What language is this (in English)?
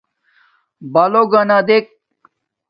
Domaaki